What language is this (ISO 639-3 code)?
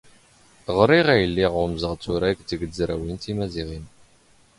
zgh